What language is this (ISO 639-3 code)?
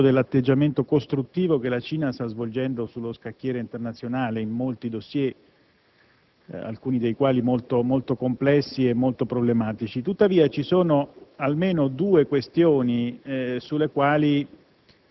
ita